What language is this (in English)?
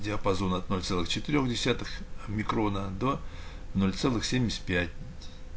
Russian